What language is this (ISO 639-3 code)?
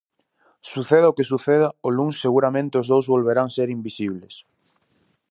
glg